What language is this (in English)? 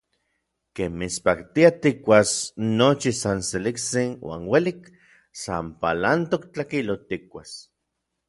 Orizaba Nahuatl